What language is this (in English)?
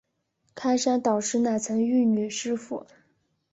Chinese